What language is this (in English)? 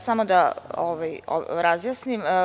Serbian